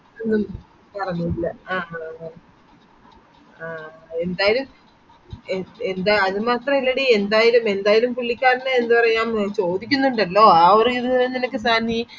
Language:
Malayalam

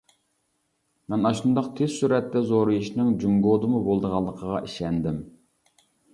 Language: Uyghur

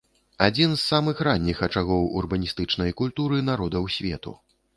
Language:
Belarusian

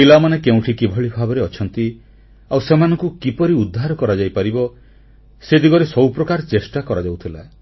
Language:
Odia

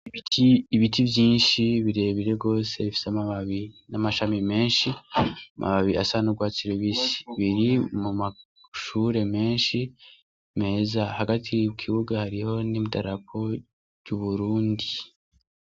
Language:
Rundi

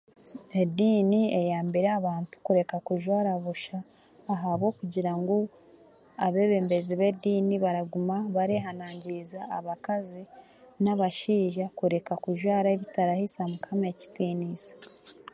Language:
Chiga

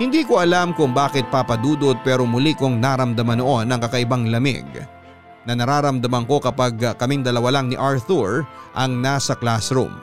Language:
Filipino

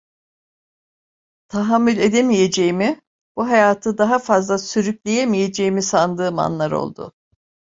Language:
Turkish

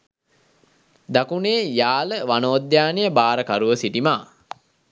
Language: Sinhala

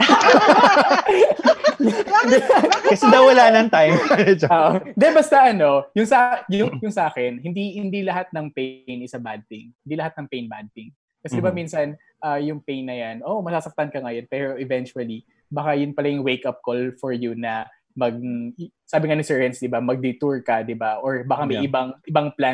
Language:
Filipino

